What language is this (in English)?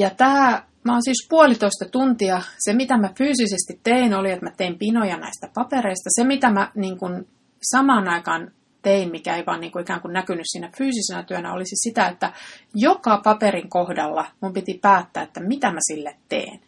Finnish